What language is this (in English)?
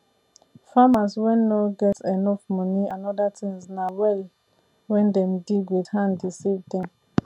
Nigerian Pidgin